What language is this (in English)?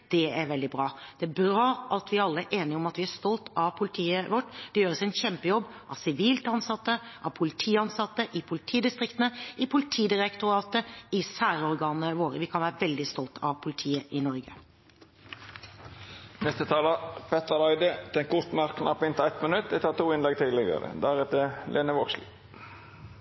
Norwegian